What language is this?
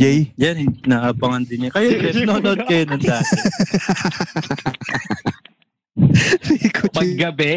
Filipino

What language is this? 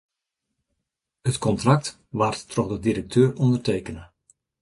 Western Frisian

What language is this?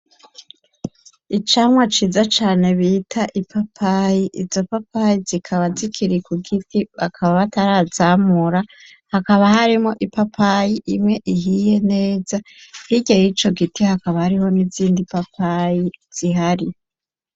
Rundi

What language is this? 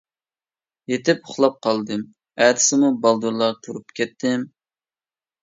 Uyghur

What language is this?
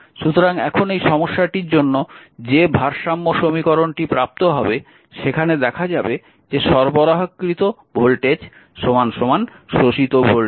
Bangla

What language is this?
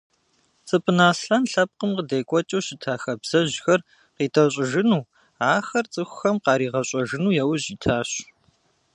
Kabardian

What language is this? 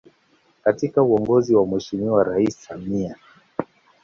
Swahili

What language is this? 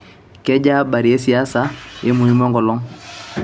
Masai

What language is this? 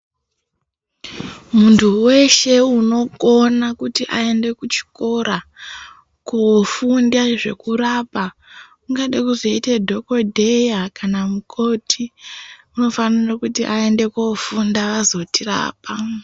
Ndau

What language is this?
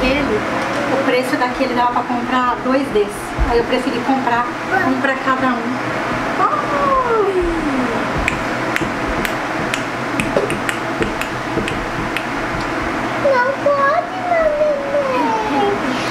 Portuguese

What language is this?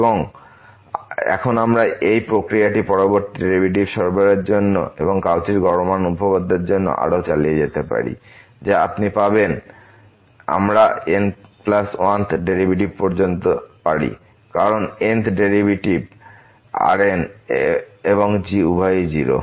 Bangla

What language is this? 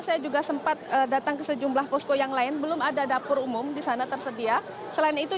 Indonesian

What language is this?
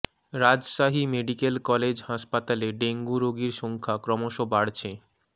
Bangla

